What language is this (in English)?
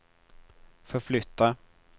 Swedish